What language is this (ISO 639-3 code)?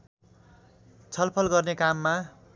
nep